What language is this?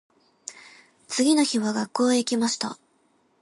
Japanese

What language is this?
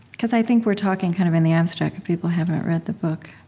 English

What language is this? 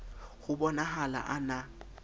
Southern Sotho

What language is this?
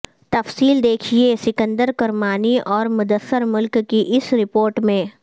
Urdu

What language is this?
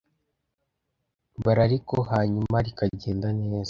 Kinyarwanda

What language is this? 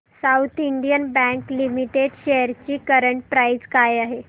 Marathi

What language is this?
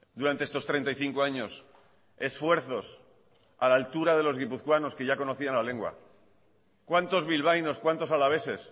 Spanish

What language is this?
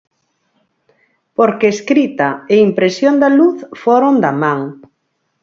Galician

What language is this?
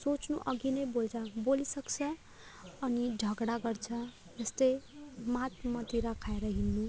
Nepali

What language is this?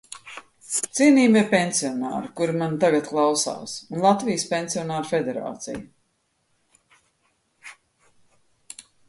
Latvian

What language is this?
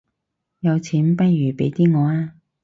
Cantonese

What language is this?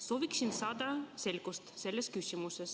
Estonian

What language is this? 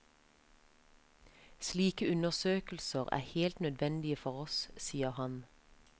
Norwegian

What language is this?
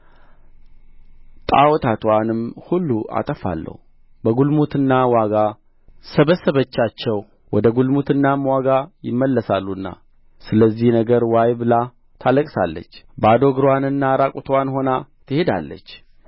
Amharic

